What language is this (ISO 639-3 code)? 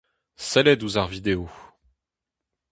bre